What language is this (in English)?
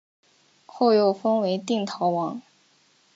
Chinese